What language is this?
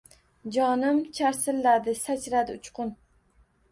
Uzbek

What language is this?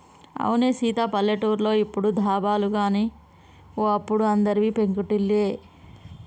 Telugu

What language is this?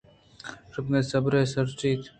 Eastern Balochi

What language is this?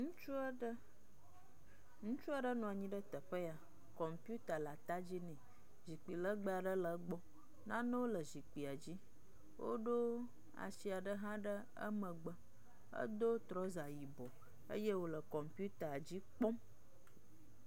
Ewe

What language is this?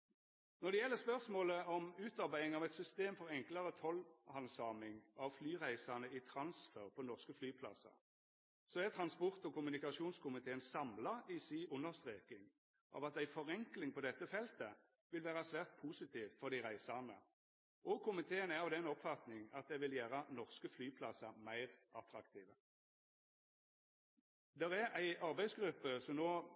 Norwegian Nynorsk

